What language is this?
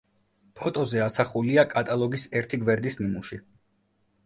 Georgian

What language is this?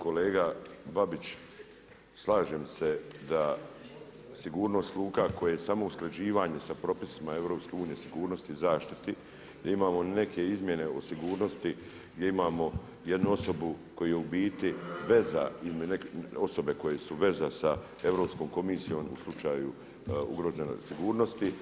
Croatian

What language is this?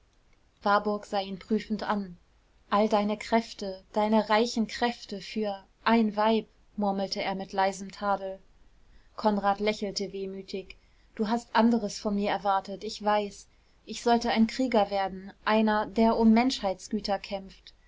German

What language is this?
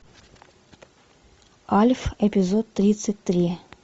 Russian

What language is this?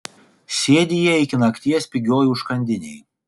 Lithuanian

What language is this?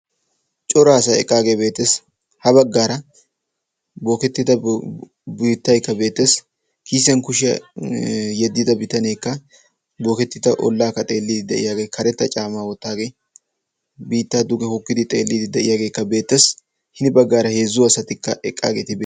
Wolaytta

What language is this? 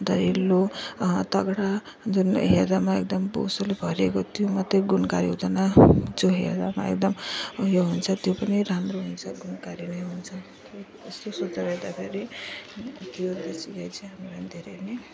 Nepali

